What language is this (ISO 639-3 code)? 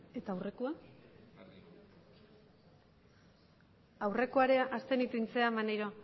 eus